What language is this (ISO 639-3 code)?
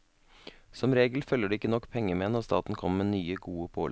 nor